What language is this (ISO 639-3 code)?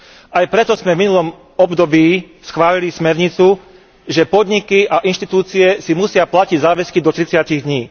slk